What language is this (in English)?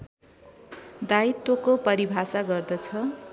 Nepali